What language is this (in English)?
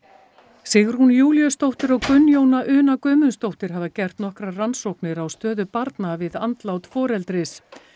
Icelandic